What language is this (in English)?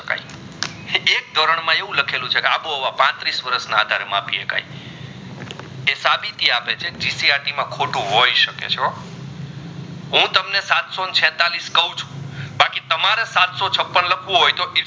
Gujarati